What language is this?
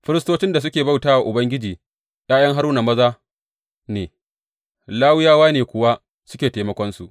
Hausa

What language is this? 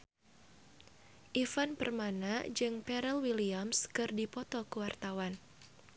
Sundanese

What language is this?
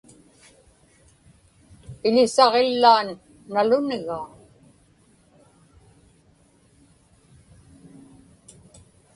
Inupiaq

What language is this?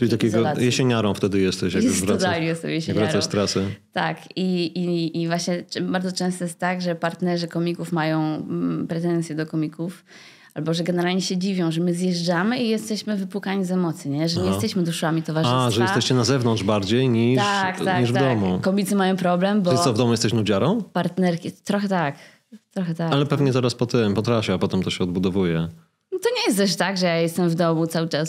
Polish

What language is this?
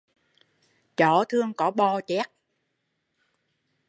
Vietnamese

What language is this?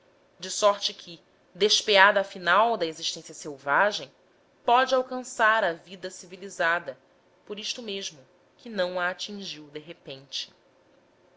Portuguese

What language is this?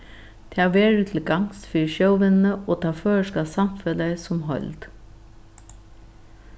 Faroese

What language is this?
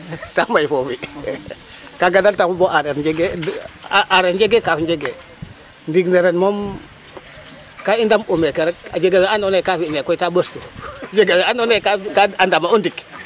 Serer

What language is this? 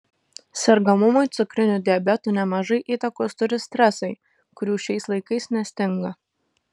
Lithuanian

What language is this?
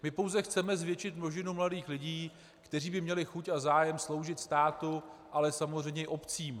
Czech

